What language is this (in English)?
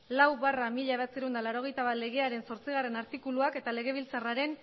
Basque